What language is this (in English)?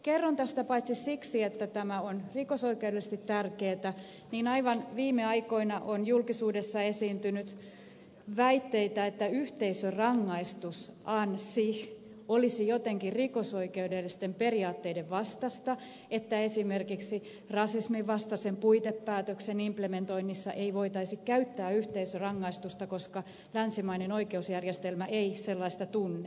Finnish